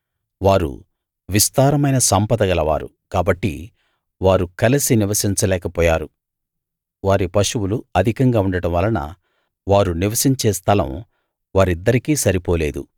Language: Telugu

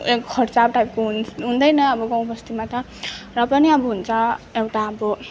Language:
Nepali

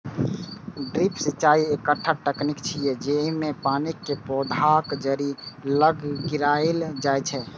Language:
Maithili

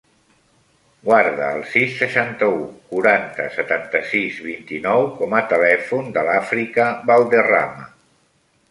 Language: Catalan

